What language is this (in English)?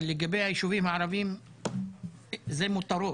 Hebrew